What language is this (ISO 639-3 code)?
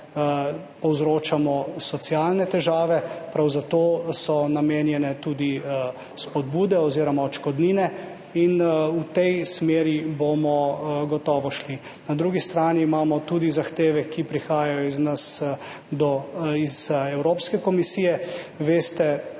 slv